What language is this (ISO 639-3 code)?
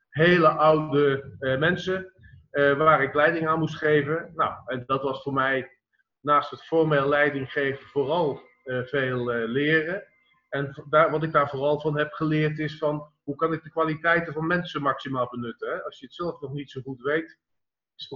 nld